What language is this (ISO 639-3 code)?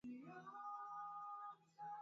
swa